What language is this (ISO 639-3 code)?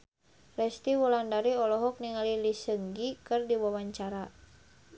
sun